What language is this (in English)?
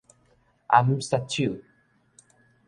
Min Nan Chinese